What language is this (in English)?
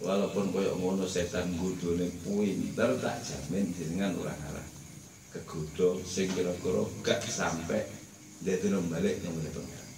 Indonesian